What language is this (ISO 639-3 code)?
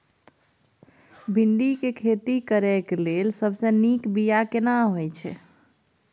mai